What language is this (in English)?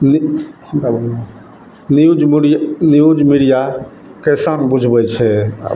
Maithili